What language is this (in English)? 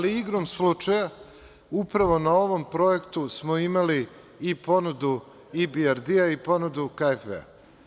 Serbian